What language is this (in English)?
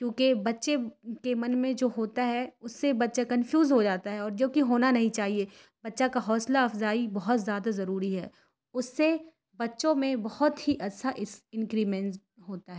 Urdu